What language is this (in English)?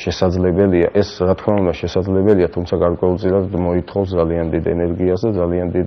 Romanian